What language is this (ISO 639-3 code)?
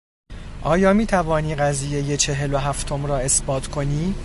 fas